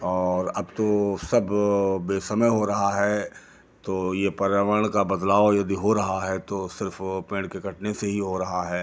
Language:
Hindi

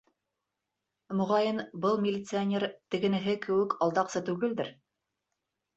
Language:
Bashkir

